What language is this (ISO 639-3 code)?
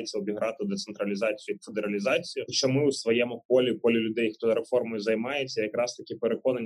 ukr